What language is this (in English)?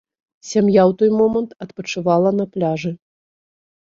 Belarusian